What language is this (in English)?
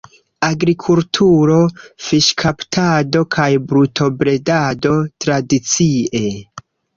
Esperanto